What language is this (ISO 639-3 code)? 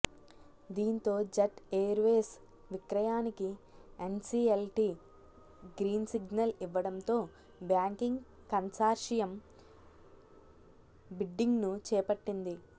tel